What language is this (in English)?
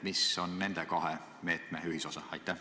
Estonian